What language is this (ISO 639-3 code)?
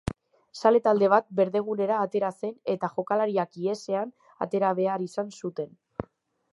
eus